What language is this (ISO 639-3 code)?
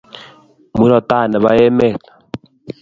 kln